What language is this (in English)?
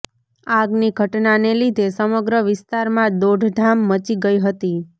Gujarati